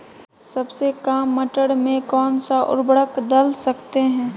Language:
Magahi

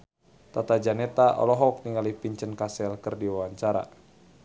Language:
Sundanese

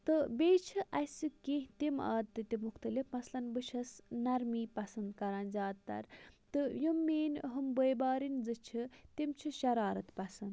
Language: Kashmiri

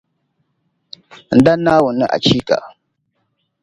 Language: Dagbani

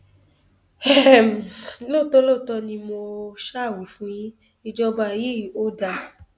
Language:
Yoruba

